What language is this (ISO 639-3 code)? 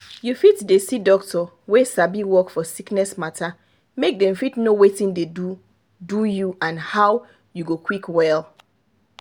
pcm